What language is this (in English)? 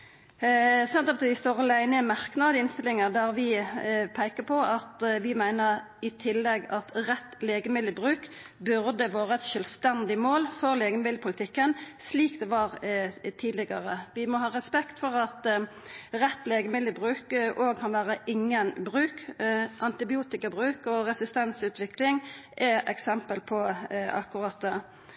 Norwegian Nynorsk